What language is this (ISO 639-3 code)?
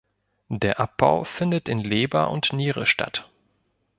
deu